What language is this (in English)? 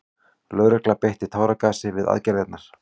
Icelandic